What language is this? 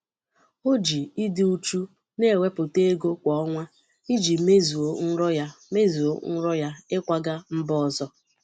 Igbo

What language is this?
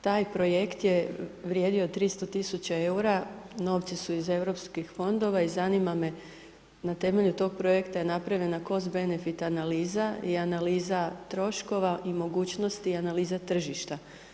Croatian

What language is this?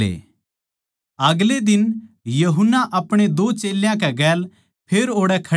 Haryanvi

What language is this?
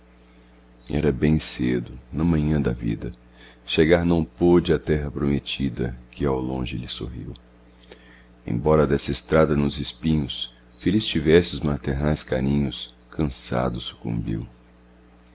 Portuguese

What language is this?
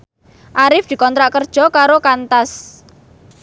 Javanese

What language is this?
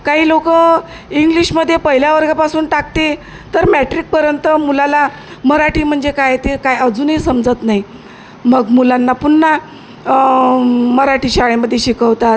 Marathi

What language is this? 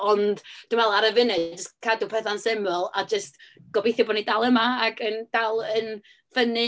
Welsh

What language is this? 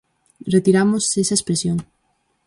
Galician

